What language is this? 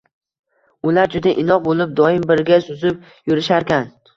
Uzbek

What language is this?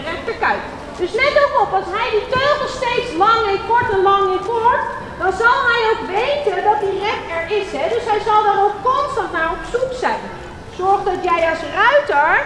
Dutch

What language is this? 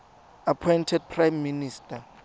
Tswana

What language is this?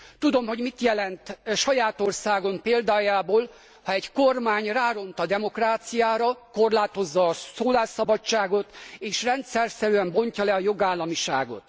Hungarian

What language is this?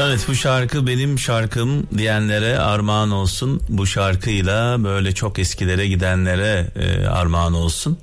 Turkish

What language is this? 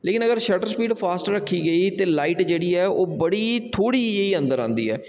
Dogri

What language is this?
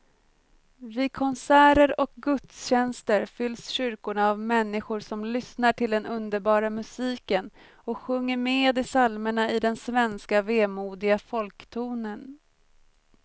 Swedish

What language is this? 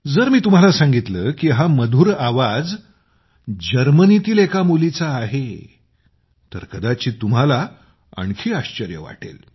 Marathi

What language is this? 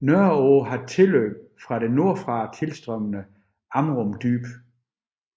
Danish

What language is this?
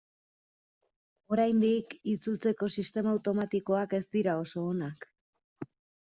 Basque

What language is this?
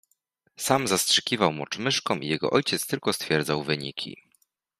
Polish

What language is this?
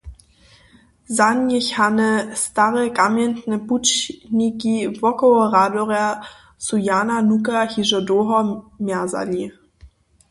Upper Sorbian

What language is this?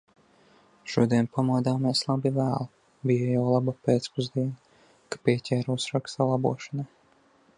Latvian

